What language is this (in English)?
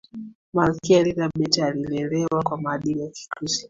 Swahili